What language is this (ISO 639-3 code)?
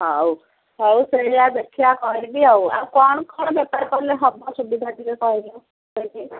ori